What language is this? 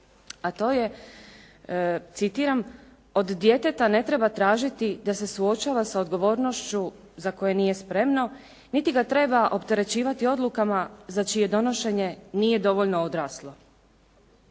Croatian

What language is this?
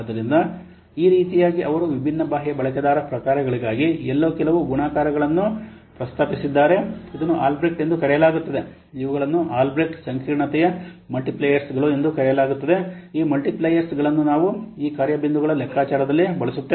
Kannada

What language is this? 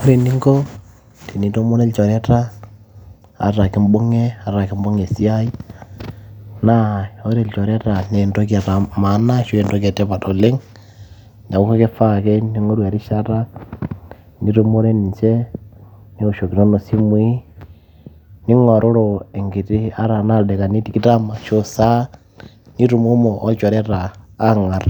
Masai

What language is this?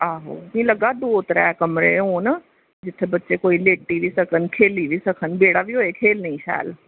Dogri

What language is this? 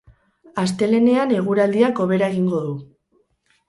Basque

